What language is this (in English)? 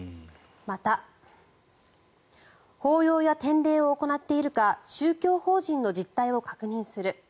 Japanese